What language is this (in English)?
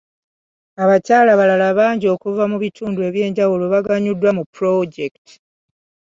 Ganda